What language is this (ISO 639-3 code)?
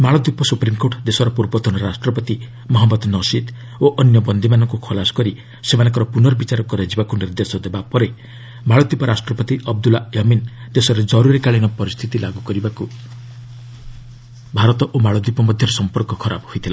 ori